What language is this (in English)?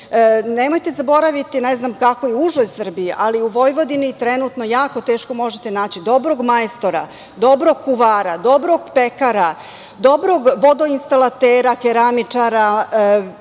Serbian